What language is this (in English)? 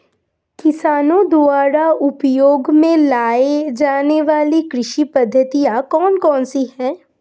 Hindi